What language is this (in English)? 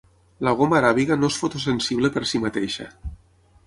Catalan